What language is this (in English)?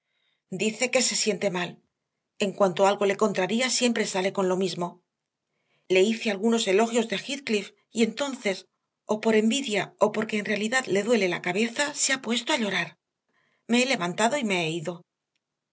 Spanish